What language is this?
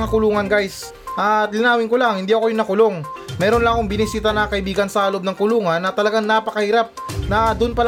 Filipino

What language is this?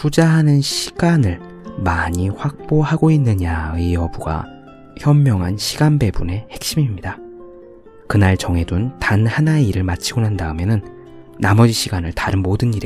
Korean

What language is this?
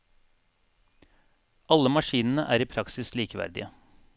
Norwegian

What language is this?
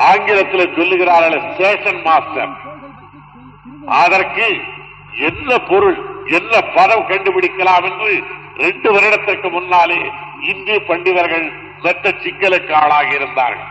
Tamil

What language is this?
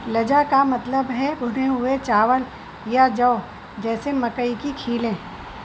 Urdu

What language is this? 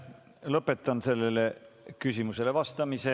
Estonian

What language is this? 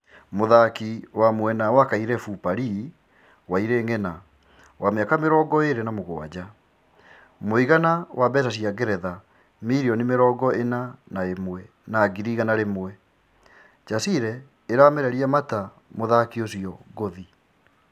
Kikuyu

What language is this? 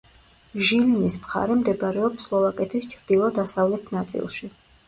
Georgian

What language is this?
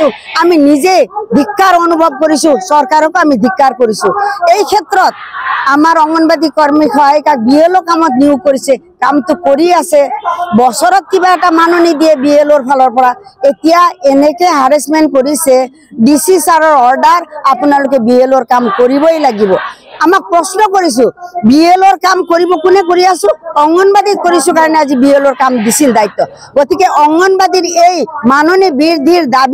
Bangla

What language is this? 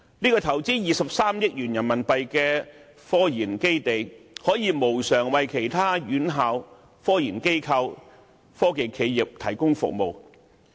Cantonese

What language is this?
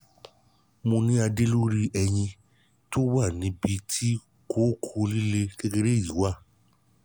Yoruba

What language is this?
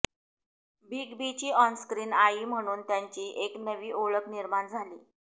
Marathi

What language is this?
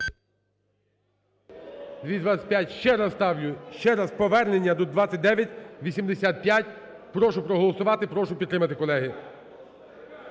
Ukrainian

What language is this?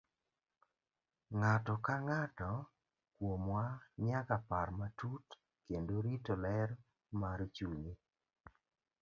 Luo (Kenya and Tanzania)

